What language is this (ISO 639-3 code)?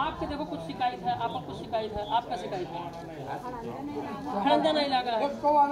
hin